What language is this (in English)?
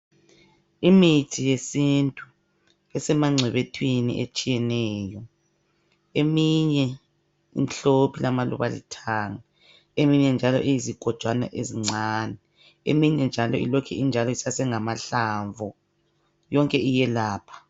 North Ndebele